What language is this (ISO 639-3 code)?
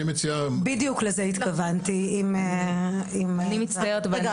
heb